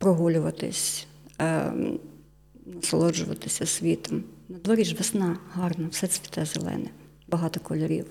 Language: Ukrainian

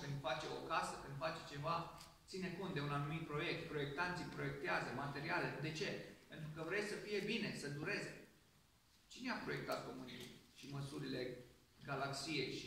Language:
Romanian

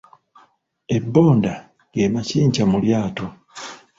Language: Ganda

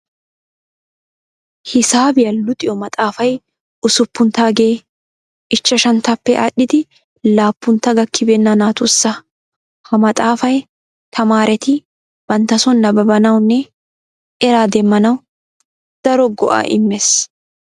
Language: Wolaytta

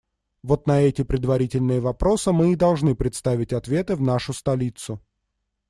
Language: Russian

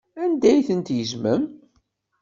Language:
Kabyle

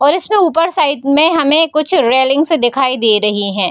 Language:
Hindi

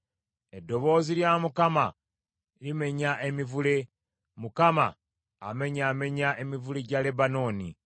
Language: Ganda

